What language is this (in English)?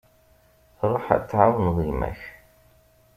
Kabyle